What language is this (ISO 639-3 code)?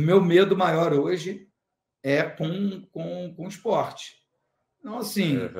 por